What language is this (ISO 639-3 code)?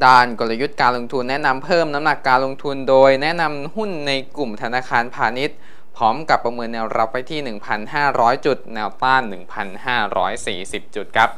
tha